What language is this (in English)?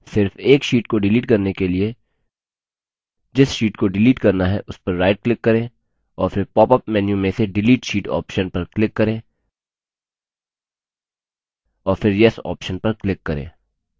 Hindi